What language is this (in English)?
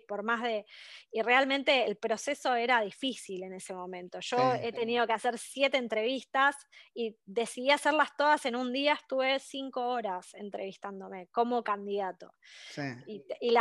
Spanish